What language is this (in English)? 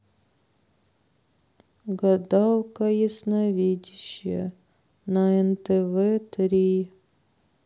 Russian